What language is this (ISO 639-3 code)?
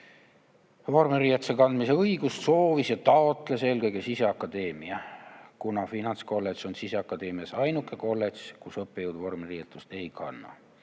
est